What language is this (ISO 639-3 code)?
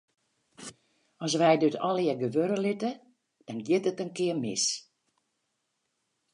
fry